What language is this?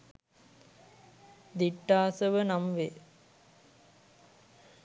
Sinhala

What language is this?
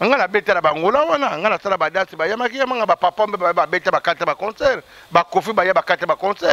French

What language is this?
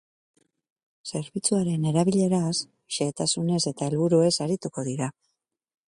Basque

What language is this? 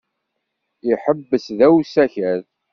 Kabyle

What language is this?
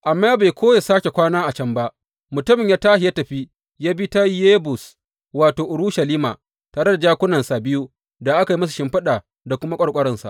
Hausa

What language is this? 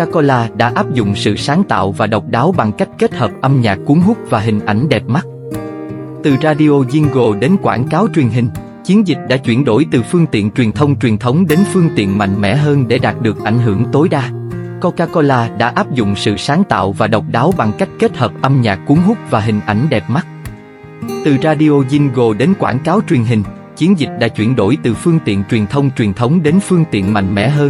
Vietnamese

